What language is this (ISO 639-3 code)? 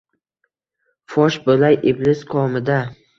uzb